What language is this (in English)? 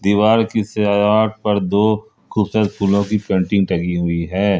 Hindi